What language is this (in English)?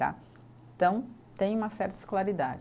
Portuguese